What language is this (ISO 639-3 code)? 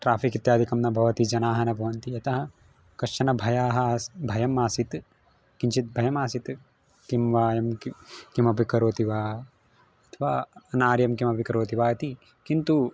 san